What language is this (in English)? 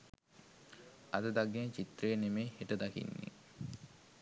Sinhala